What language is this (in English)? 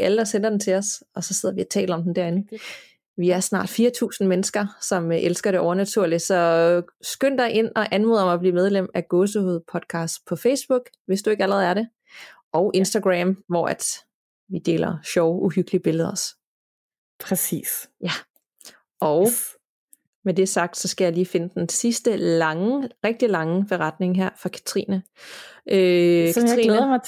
Danish